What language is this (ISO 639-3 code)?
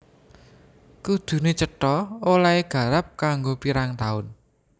jav